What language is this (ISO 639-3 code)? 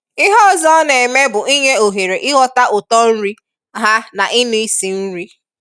ibo